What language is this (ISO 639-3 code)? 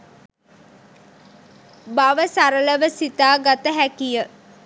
sin